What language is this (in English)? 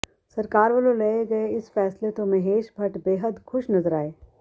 Punjabi